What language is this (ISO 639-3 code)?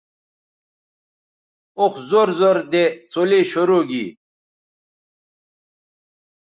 btv